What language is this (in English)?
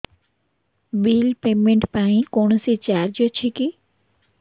Odia